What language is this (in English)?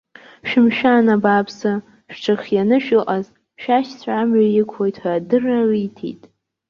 Abkhazian